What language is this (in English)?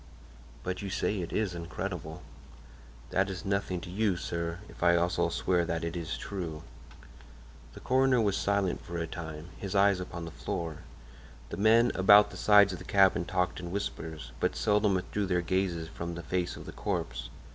English